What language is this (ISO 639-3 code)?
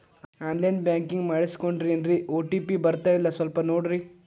kan